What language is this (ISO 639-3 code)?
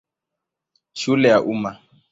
swa